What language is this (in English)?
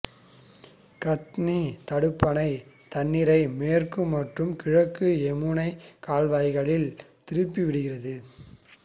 Tamil